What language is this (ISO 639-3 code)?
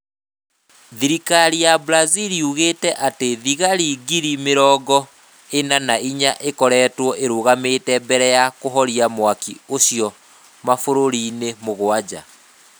kik